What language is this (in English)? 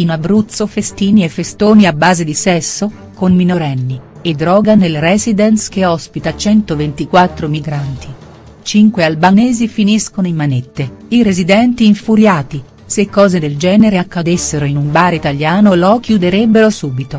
Italian